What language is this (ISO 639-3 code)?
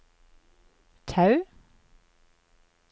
nor